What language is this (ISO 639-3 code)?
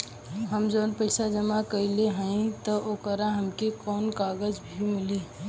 bho